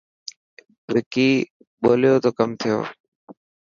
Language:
Dhatki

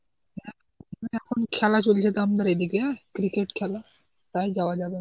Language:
Bangla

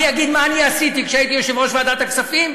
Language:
Hebrew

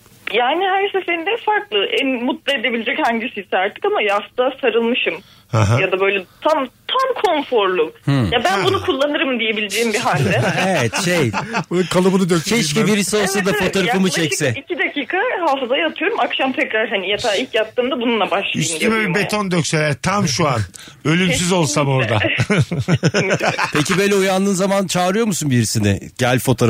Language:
Turkish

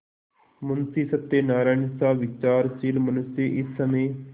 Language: Hindi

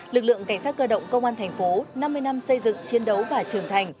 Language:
Vietnamese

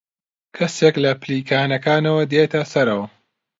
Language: Central Kurdish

